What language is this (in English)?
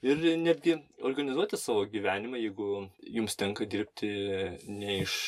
Lithuanian